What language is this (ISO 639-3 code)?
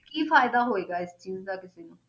pan